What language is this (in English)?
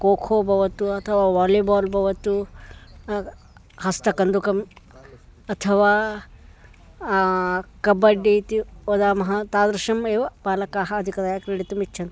Sanskrit